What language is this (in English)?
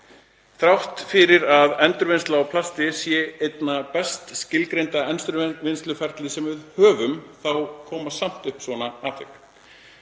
Icelandic